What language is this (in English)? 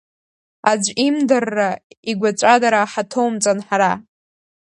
Abkhazian